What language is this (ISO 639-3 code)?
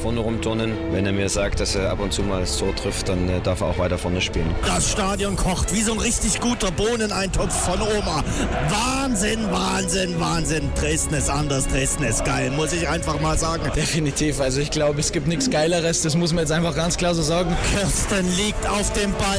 deu